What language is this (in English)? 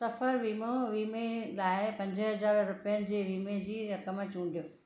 Sindhi